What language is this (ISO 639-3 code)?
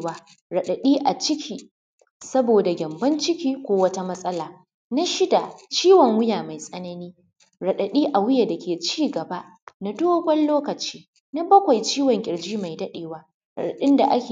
hau